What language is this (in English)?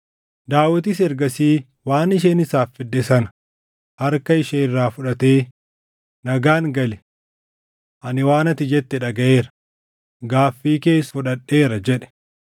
Oromo